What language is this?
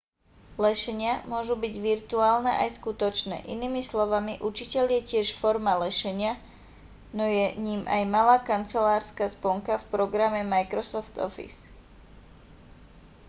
Slovak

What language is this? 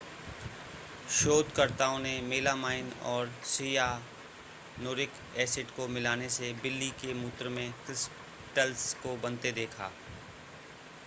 Hindi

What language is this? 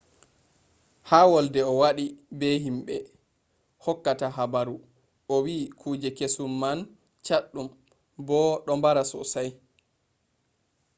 Fula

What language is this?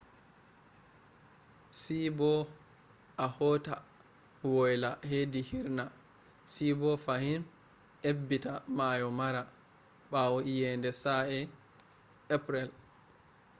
Fula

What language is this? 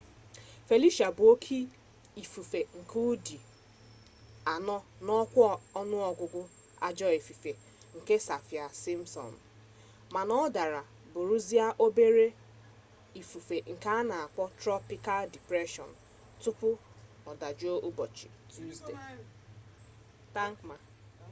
Igbo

